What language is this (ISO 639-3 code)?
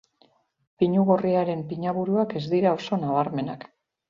eus